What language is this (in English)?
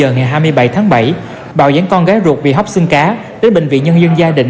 Vietnamese